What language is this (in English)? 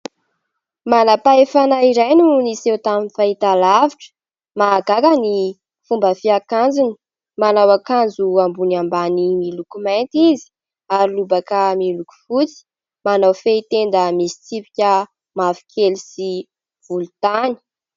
Malagasy